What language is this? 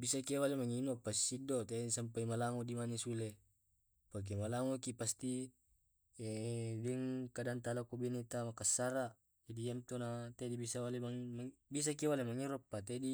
Tae'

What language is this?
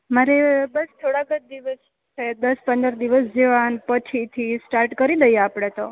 Gujarati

